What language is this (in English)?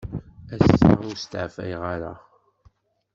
Kabyle